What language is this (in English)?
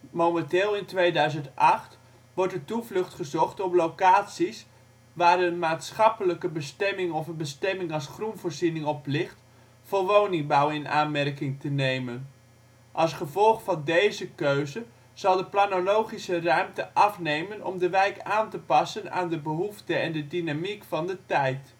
Dutch